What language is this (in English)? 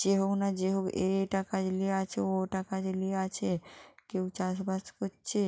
Bangla